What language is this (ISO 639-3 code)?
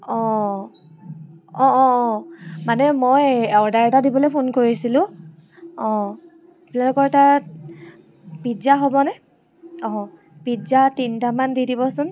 asm